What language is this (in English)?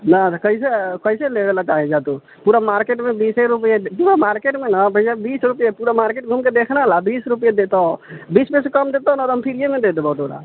Maithili